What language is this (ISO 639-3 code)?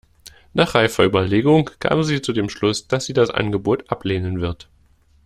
deu